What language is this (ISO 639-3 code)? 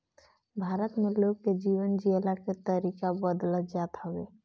bho